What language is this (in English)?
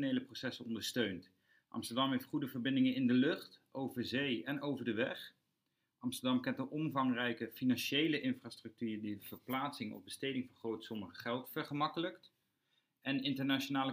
Dutch